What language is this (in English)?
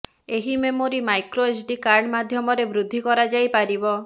Odia